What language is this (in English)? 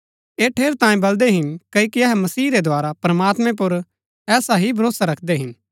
Gaddi